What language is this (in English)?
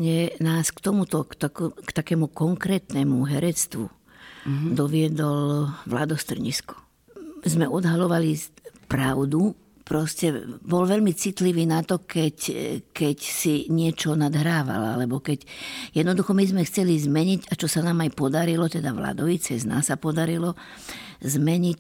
Slovak